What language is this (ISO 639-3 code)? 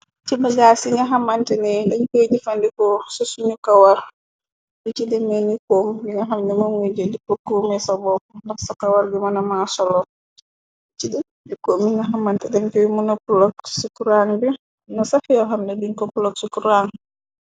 wol